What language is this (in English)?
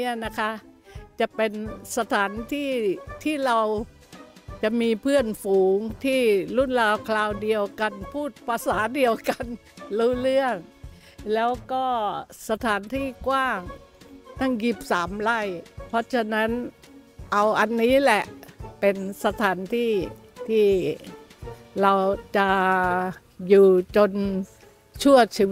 Thai